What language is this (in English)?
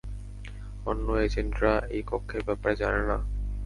Bangla